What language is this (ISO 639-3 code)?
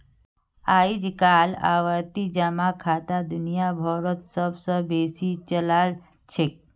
mag